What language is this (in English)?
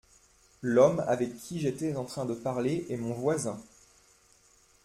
French